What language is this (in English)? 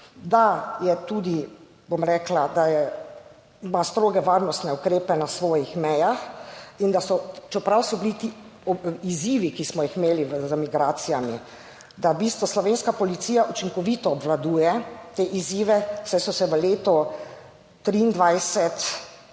Slovenian